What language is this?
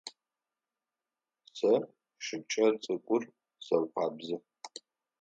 Adyghe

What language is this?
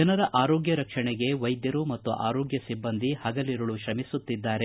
Kannada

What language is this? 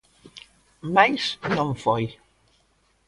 Galician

